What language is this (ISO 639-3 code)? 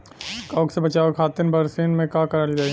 bho